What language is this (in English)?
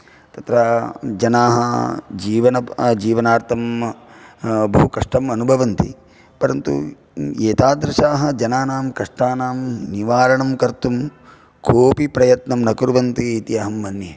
Sanskrit